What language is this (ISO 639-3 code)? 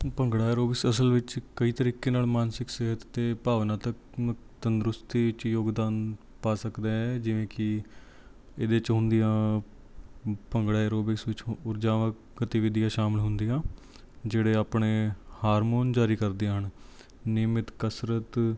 pan